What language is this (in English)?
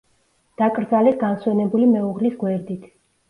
Georgian